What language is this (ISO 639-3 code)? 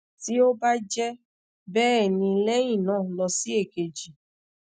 yor